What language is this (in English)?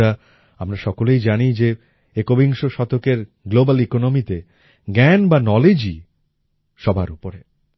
Bangla